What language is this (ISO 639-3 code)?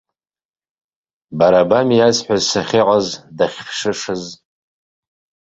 abk